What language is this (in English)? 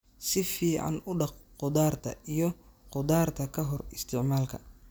Somali